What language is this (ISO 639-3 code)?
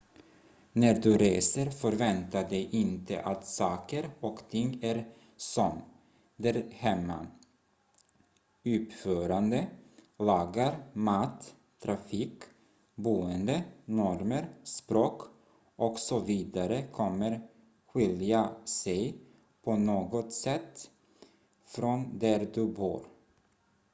swe